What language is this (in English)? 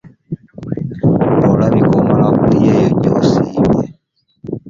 Ganda